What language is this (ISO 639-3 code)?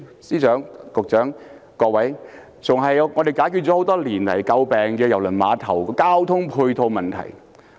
yue